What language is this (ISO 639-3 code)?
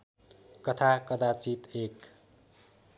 nep